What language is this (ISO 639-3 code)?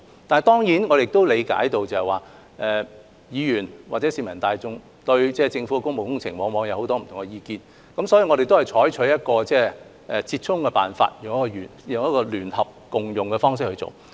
yue